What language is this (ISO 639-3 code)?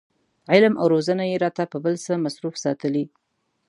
pus